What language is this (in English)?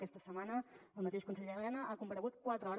Catalan